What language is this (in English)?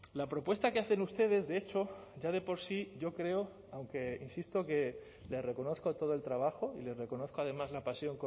Spanish